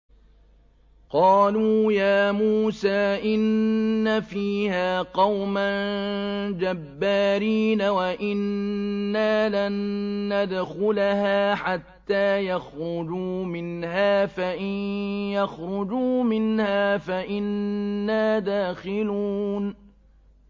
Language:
Arabic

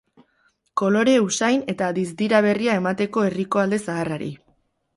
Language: Basque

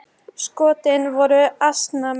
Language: Icelandic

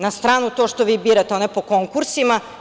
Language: Serbian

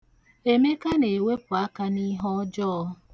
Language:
Igbo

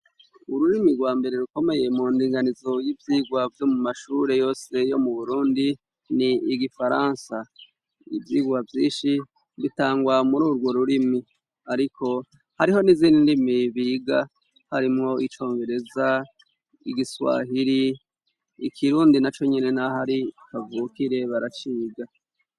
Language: Rundi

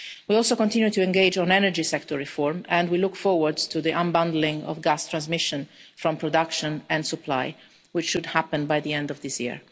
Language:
English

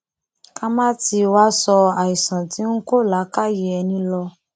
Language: Yoruba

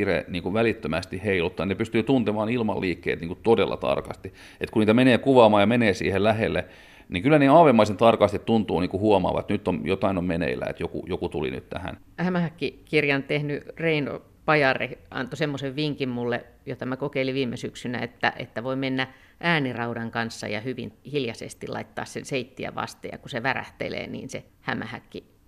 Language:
Finnish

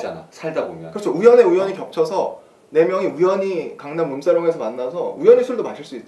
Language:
Korean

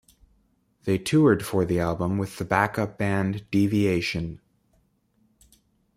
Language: English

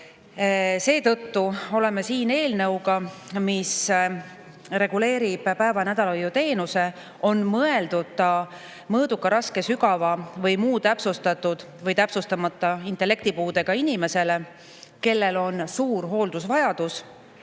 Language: Estonian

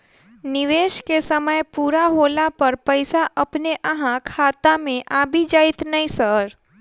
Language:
Maithili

